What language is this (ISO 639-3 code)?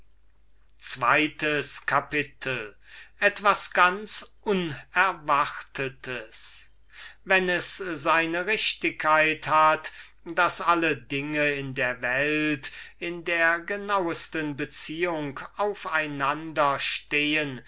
deu